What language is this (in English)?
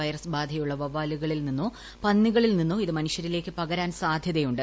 Malayalam